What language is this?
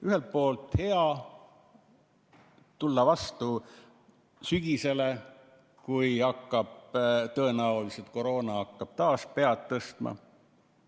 Estonian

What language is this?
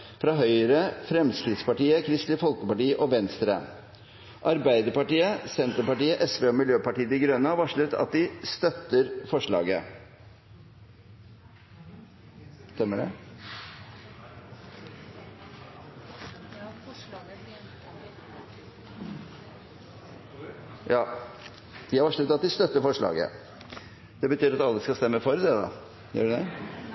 Norwegian Bokmål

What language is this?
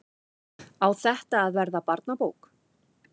Icelandic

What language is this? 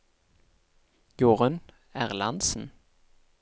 Norwegian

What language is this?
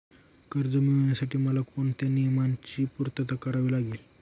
Marathi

